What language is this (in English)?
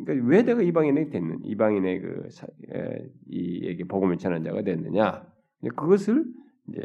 Korean